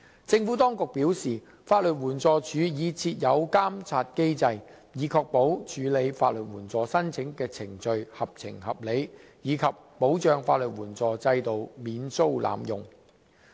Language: Cantonese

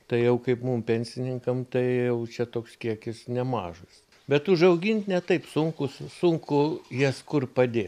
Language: Lithuanian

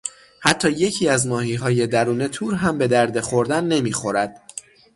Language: Persian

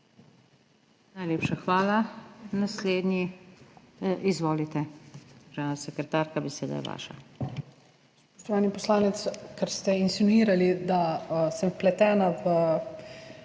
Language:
Slovenian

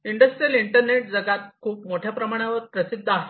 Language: Marathi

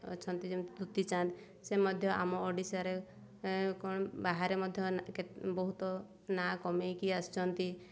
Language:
Odia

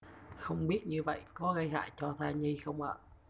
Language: Vietnamese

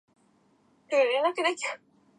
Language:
Japanese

